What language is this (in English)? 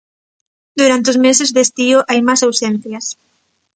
Galician